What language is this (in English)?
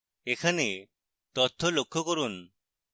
Bangla